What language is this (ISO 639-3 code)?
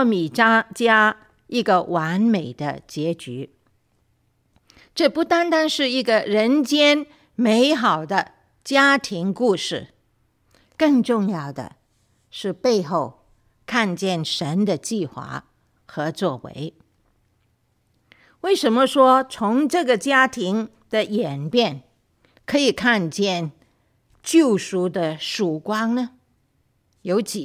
zho